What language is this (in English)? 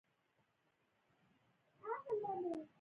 Pashto